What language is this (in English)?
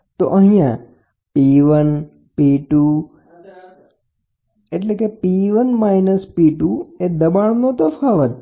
Gujarati